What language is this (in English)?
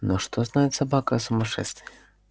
Russian